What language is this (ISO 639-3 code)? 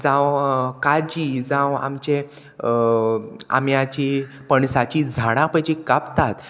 kok